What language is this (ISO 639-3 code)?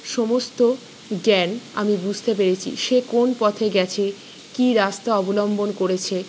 ben